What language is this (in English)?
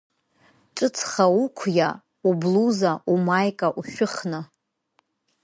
Abkhazian